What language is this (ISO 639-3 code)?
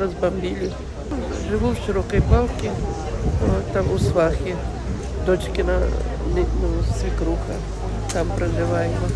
ukr